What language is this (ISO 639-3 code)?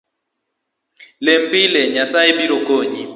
luo